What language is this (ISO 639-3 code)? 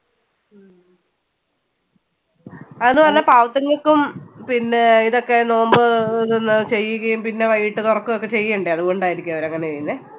mal